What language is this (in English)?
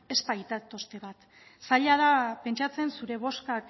Basque